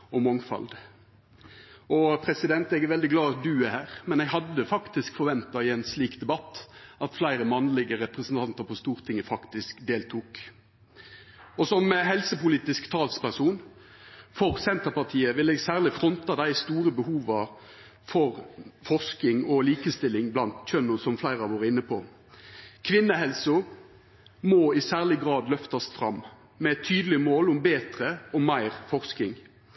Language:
Norwegian Nynorsk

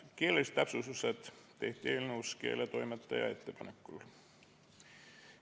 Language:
Estonian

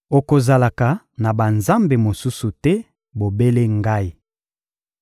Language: Lingala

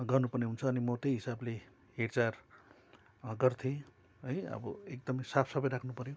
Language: Nepali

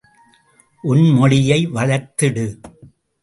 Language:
Tamil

